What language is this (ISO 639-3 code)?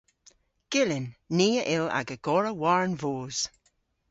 cor